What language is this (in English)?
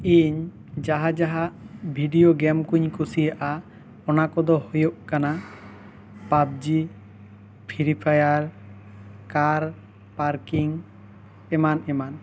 Santali